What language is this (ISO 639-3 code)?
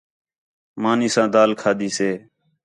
xhe